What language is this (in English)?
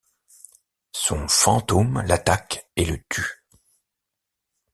French